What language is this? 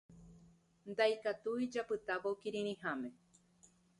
Guarani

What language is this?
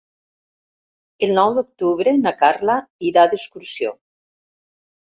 Catalan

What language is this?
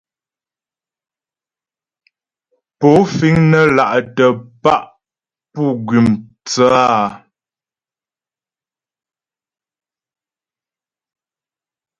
Ghomala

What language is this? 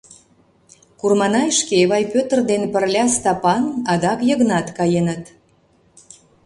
Mari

